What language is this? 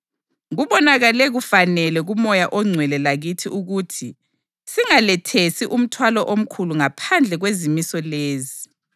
North Ndebele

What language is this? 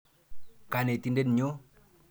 Kalenjin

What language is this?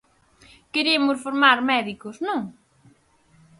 Galician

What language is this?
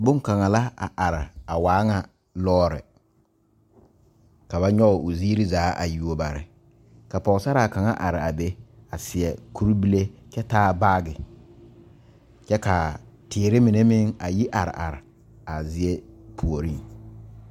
Southern Dagaare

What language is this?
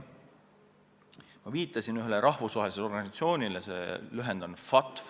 Estonian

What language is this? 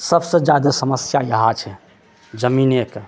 Maithili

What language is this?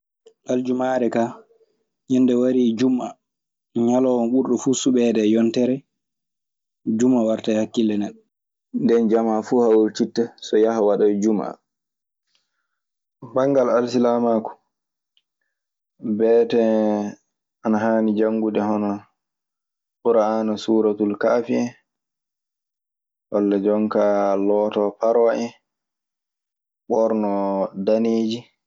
Maasina Fulfulde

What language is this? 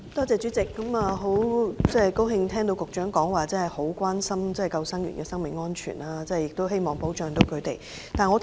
Cantonese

